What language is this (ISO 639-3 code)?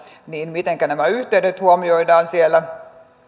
fin